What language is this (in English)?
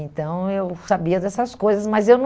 Portuguese